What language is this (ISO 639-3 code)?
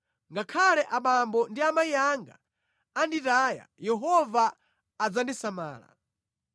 nya